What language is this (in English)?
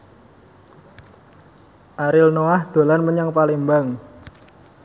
Javanese